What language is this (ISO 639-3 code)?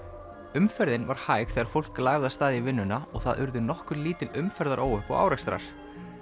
isl